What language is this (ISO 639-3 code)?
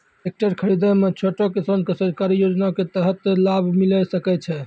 mai